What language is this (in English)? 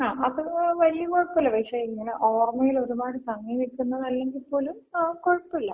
Malayalam